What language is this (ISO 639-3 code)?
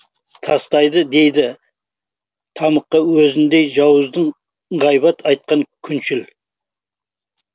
kaz